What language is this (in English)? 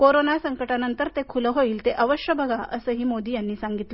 Marathi